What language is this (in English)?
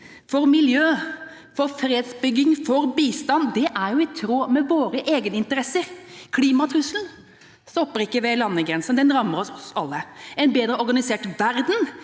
Norwegian